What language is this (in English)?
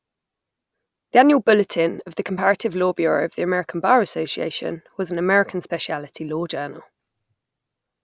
English